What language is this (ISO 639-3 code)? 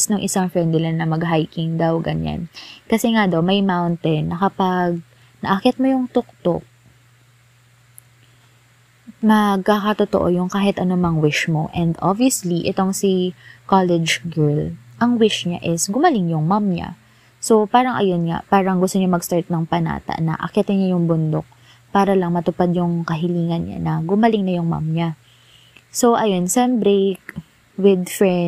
fil